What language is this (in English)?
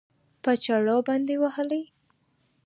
Pashto